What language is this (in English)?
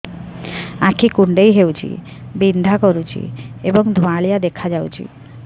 Odia